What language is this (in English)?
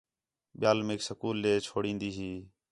Khetrani